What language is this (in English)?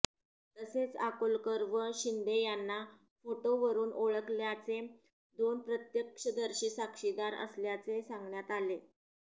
Marathi